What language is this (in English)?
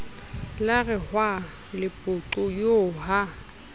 Southern Sotho